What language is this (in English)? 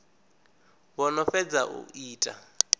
Venda